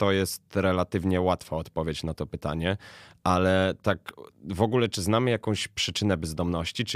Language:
Polish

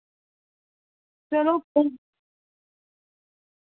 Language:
Dogri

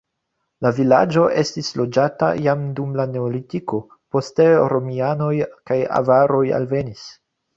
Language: Esperanto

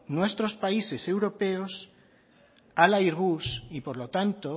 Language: Spanish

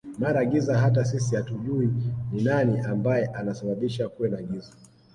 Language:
Swahili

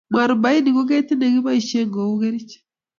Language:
Kalenjin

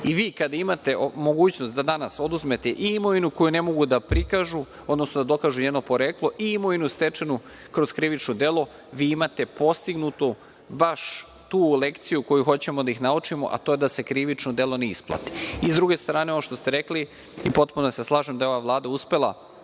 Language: Serbian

